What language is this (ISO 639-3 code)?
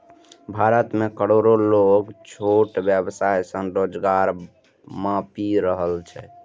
mai